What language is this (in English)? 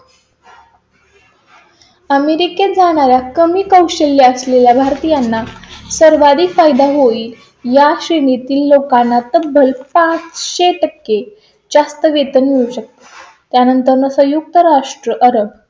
Marathi